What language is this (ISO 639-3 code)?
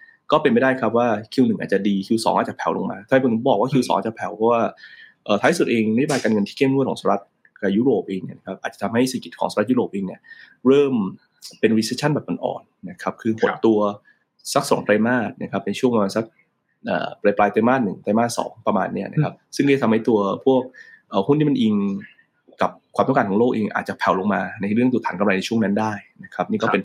tha